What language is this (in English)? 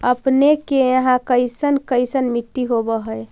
Magahi